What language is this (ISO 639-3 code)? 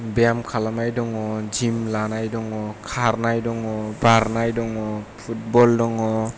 brx